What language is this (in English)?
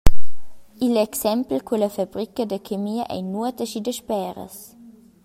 Romansh